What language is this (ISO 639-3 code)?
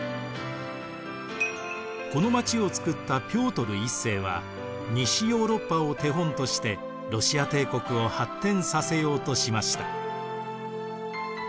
jpn